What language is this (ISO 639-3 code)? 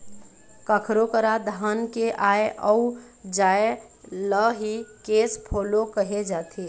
hne